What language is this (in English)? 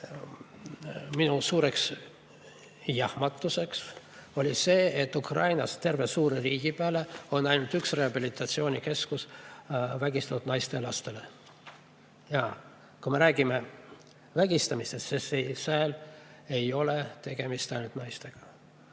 Estonian